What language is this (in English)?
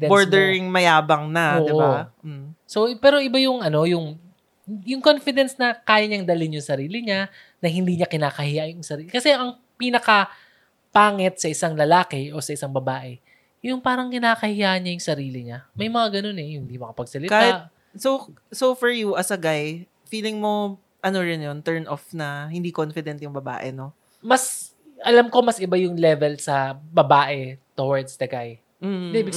Filipino